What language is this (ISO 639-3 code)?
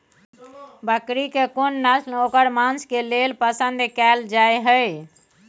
mai